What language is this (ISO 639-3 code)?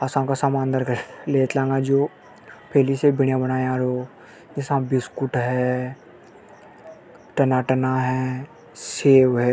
hoj